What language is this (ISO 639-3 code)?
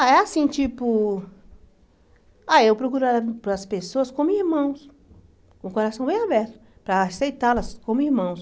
por